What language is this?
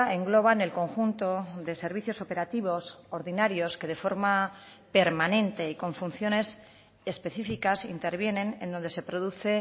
Spanish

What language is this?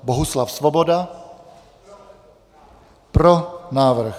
Czech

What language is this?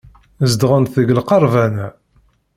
Kabyle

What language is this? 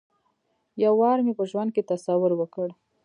Pashto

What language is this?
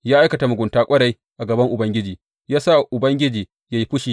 Hausa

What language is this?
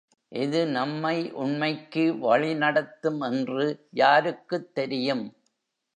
Tamil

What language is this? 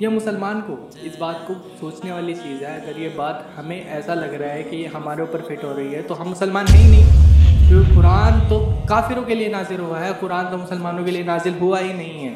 Urdu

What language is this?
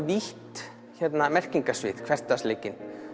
Icelandic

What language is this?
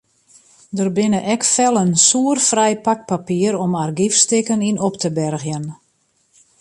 Western Frisian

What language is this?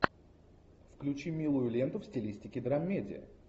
Russian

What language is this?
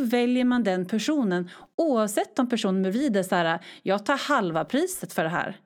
Swedish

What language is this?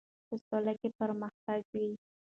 Pashto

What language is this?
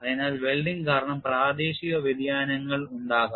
Malayalam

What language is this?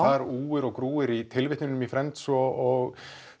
Icelandic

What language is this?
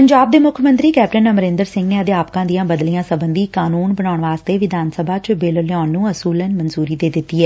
Punjabi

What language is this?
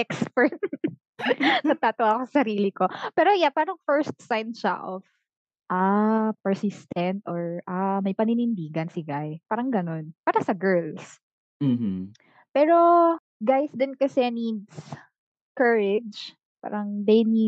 Filipino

